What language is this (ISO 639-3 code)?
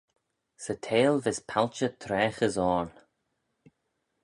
glv